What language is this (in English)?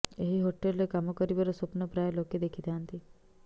Odia